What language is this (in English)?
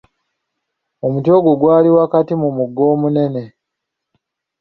Ganda